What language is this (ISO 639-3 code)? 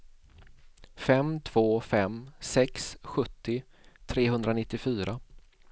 swe